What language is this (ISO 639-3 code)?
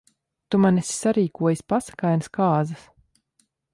lav